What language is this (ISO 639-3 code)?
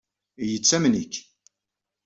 kab